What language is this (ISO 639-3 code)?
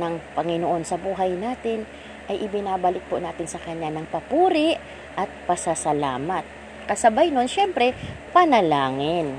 fil